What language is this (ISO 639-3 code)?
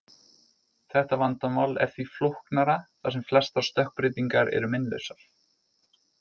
isl